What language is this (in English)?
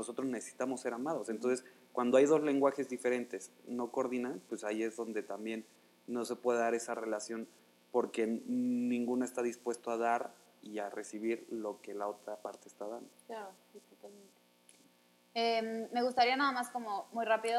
Spanish